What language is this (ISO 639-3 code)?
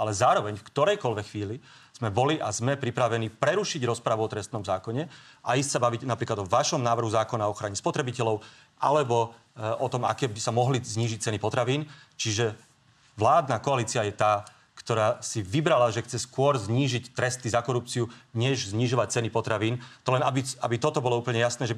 slk